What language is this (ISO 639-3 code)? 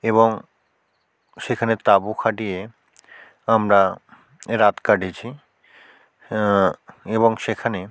ben